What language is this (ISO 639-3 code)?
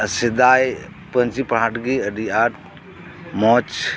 sat